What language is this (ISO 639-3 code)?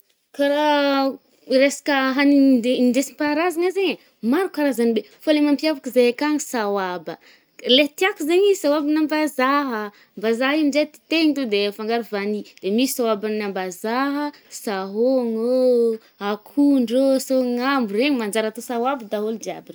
bmm